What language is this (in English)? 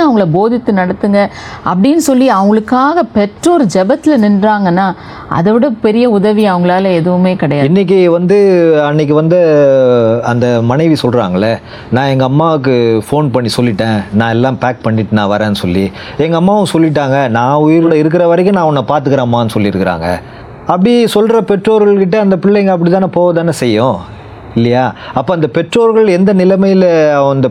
Tamil